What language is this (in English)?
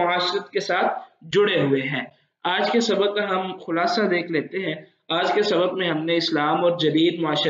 Hindi